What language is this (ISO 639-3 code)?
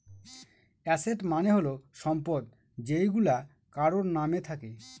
ben